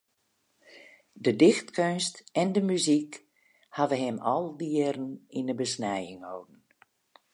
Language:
Western Frisian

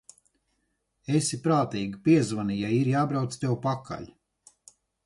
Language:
Latvian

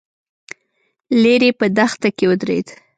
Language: Pashto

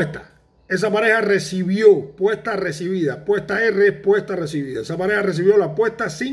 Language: Spanish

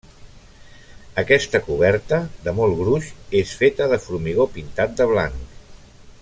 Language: Catalan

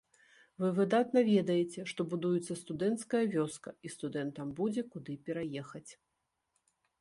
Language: Belarusian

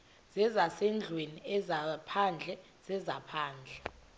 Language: Xhosa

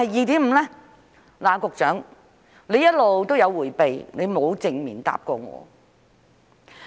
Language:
Cantonese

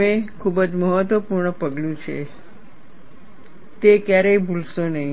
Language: Gujarati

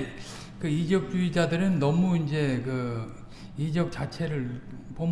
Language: Korean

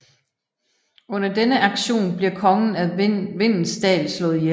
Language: Danish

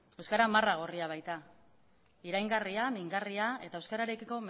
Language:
Basque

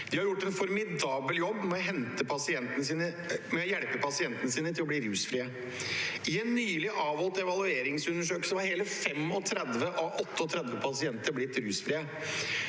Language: Norwegian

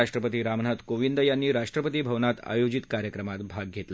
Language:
Marathi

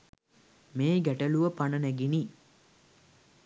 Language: Sinhala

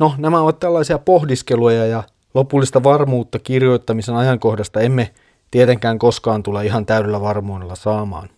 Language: Finnish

